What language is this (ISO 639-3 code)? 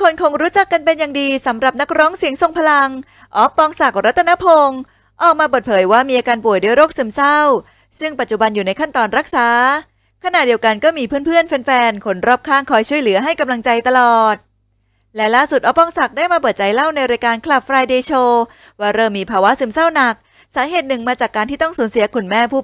tha